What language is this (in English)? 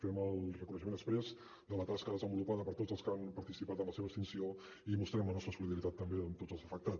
Catalan